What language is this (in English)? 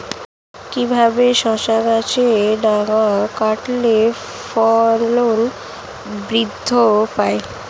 Bangla